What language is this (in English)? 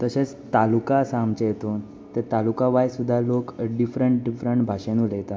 Konkani